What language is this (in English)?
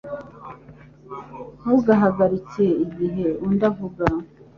Kinyarwanda